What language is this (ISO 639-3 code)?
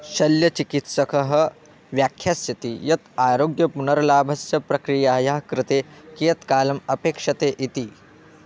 san